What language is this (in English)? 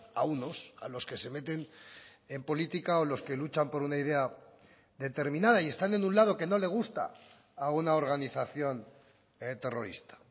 Spanish